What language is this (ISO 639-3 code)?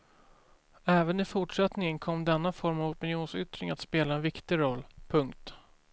swe